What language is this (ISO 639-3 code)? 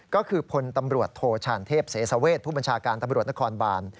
tha